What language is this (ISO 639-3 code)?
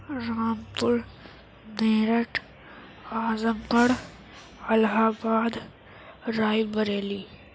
urd